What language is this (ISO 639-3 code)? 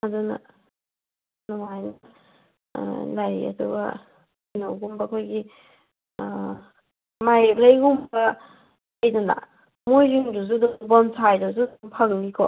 mni